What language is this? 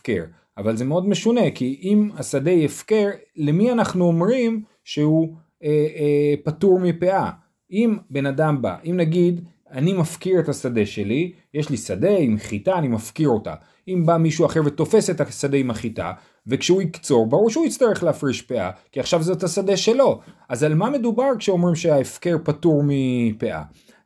Hebrew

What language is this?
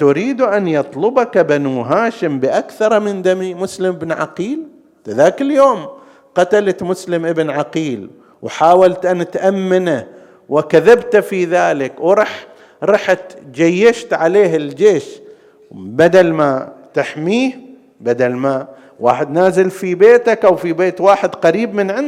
Arabic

